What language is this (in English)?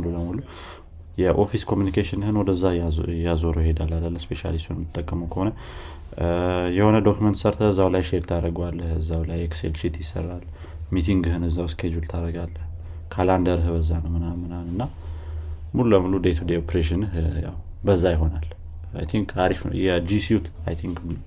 Amharic